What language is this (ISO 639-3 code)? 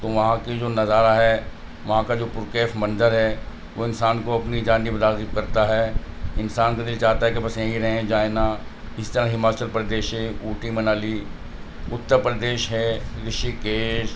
urd